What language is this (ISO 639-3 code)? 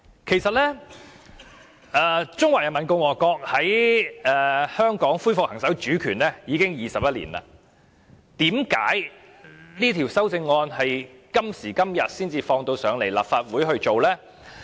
yue